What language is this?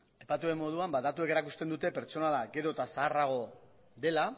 Basque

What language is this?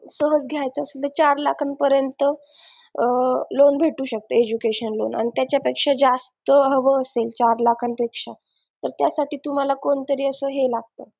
Marathi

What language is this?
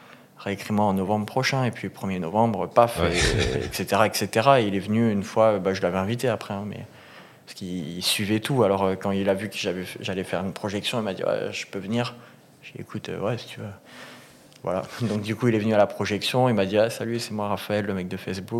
French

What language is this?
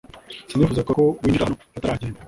Kinyarwanda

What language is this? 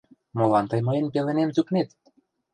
Mari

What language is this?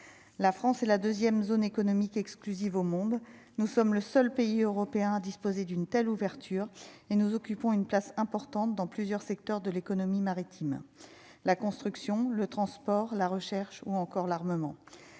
French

